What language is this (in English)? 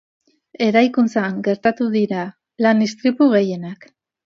Basque